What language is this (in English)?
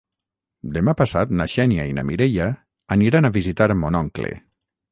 Catalan